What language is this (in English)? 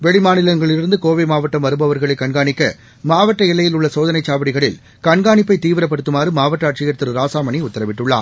Tamil